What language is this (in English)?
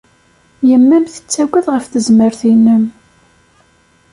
Kabyle